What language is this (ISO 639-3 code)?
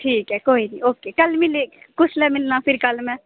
doi